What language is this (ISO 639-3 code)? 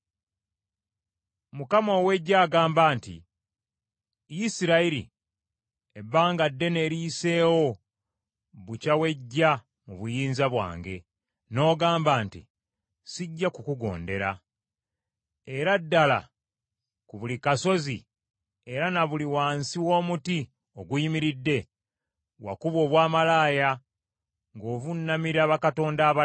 lug